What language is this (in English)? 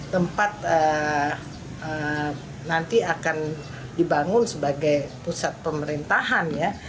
Indonesian